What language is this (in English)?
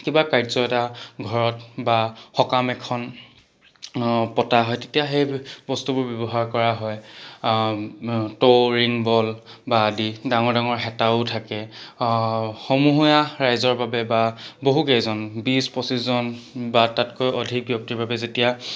Assamese